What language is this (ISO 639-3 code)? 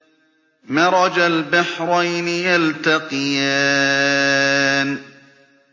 ara